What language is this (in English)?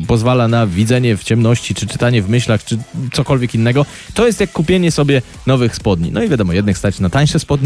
Polish